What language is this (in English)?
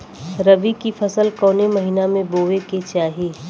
Bhojpuri